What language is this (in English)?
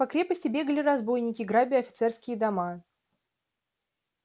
Russian